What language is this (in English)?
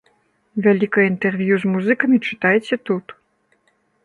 Belarusian